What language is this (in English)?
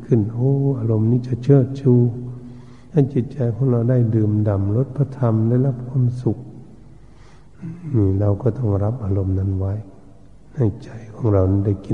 Thai